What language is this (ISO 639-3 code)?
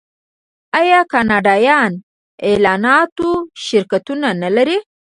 pus